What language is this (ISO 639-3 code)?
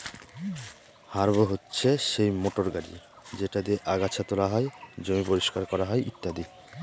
ben